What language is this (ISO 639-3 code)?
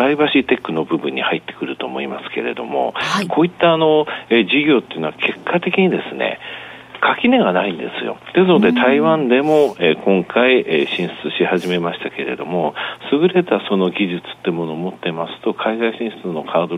jpn